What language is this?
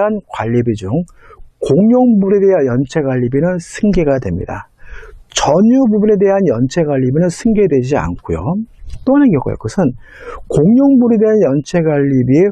Korean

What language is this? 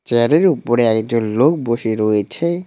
Bangla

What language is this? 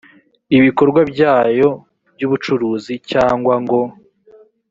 Kinyarwanda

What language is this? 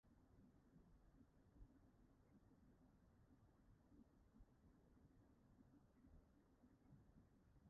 Welsh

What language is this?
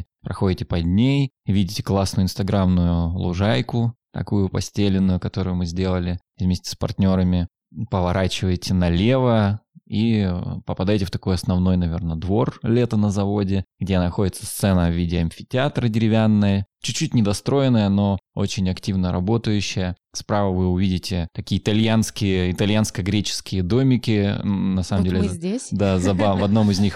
Russian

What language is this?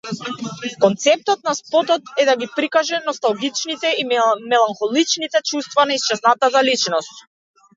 Macedonian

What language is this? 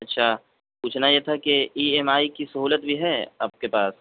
Urdu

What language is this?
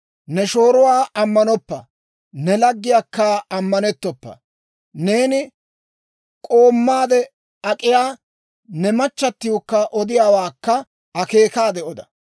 Dawro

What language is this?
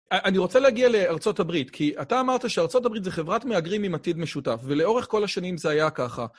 Hebrew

